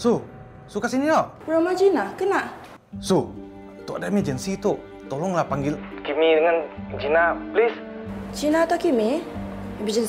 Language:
Malay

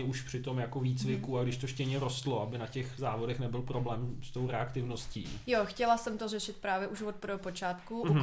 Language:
Czech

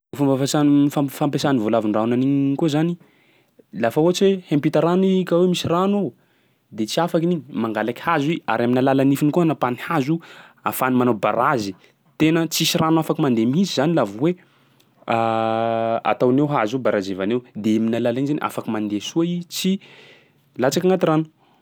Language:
Sakalava Malagasy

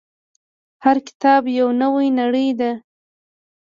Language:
Pashto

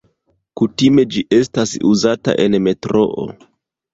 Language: Esperanto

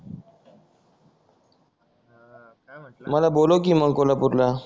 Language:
Marathi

